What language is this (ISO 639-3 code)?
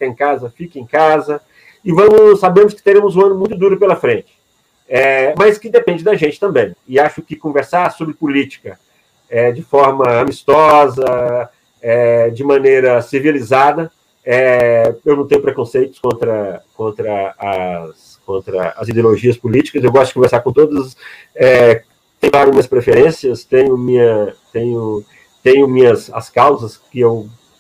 por